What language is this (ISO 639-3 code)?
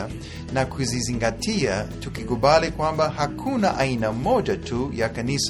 swa